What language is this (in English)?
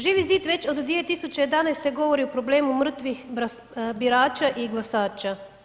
Croatian